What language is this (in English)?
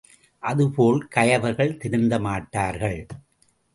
Tamil